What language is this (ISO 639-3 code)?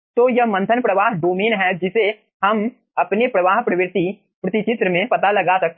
hin